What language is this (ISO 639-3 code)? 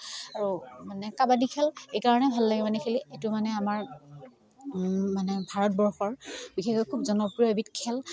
asm